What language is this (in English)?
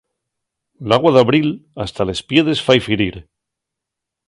Asturian